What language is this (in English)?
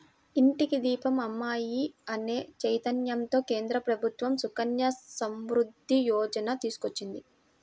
Telugu